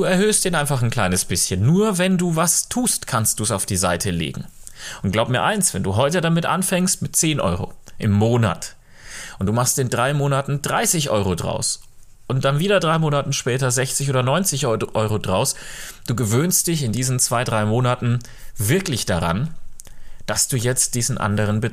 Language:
German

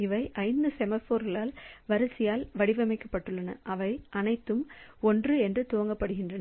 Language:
Tamil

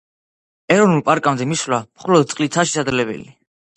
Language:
Georgian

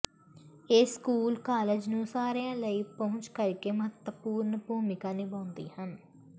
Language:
Punjabi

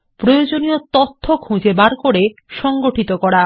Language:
Bangla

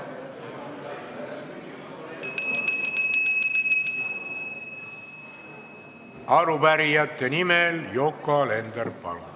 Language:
Estonian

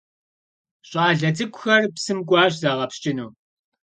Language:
Kabardian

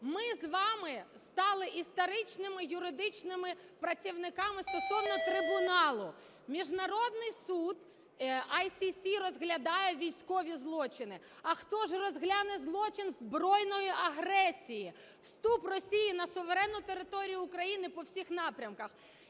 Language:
Ukrainian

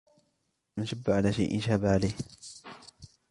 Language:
Arabic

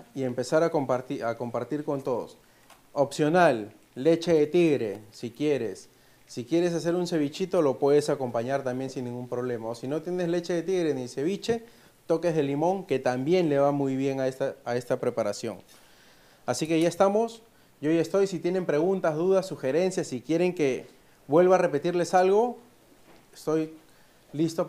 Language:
Spanish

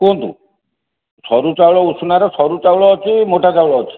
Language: Odia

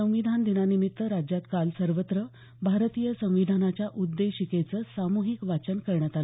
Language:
Marathi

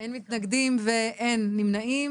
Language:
Hebrew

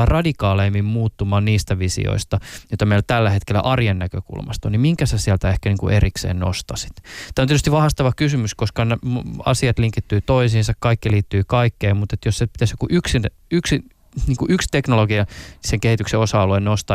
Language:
Finnish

